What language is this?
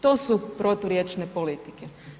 Croatian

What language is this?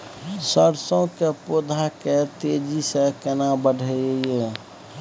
Maithili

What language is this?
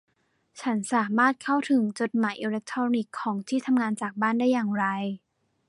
Thai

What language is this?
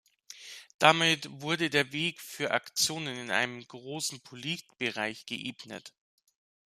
German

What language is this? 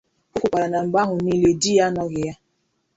Igbo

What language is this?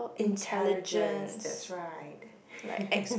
English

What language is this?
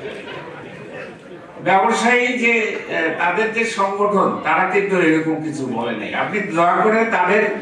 Bangla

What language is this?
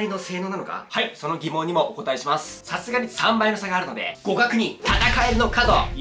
Japanese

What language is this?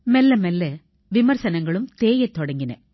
Tamil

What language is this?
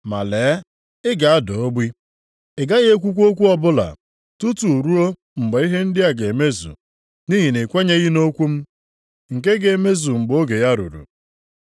Igbo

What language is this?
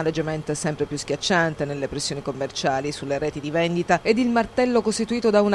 Italian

